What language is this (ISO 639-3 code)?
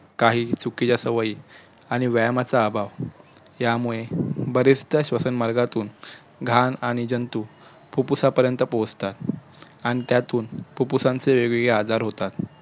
mar